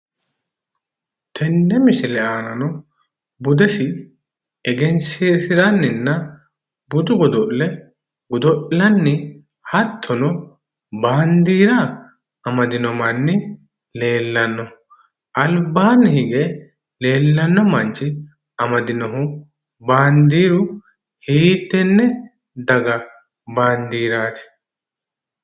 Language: Sidamo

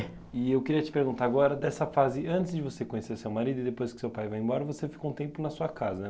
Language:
Portuguese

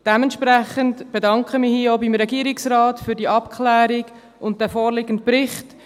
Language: Swiss German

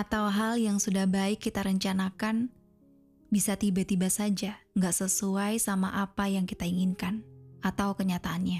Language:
Indonesian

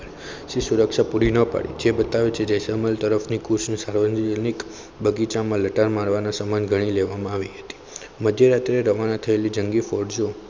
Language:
Gujarati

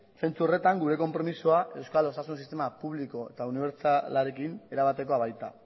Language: Basque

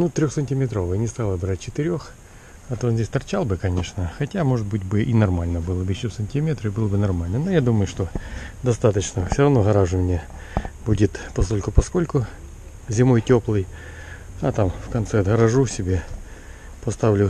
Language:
Russian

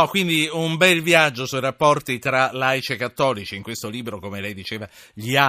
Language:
Italian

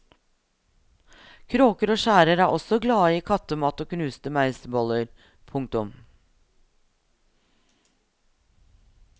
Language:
Norwegian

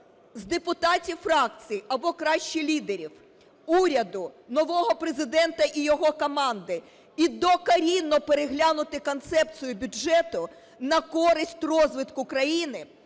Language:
Ukrainian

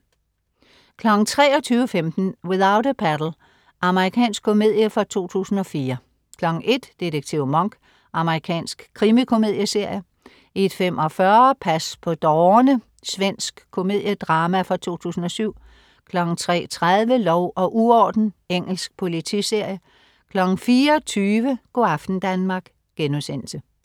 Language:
Danish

